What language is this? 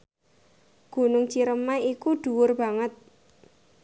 Javanese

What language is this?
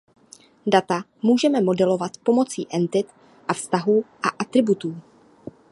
Czech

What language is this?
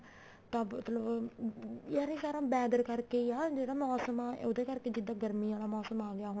Punjabi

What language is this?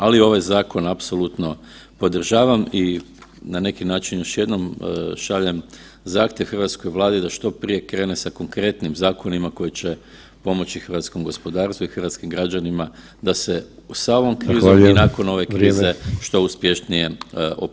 Croatian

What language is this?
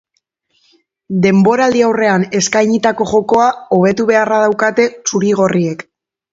Basque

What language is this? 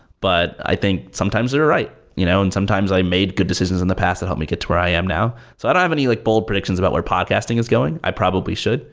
English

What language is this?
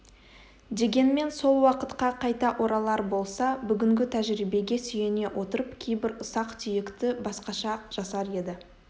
Kazakh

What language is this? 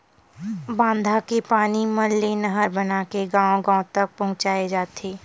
Chhattisgarhi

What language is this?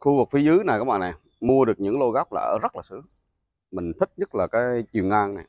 Vietnamese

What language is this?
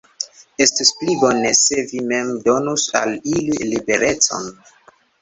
Esperanto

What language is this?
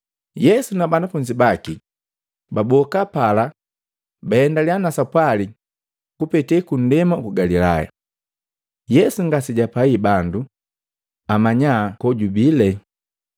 Matengo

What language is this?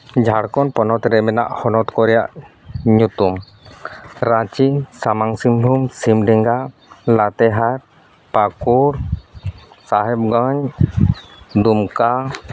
Santali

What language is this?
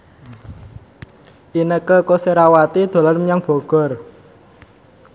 Javanese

